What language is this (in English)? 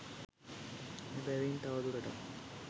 Sinhala